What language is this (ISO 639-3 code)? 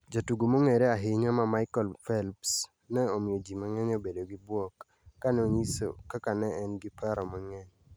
luo